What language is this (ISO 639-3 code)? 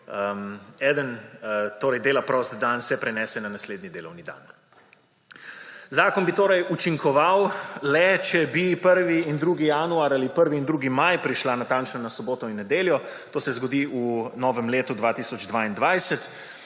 slv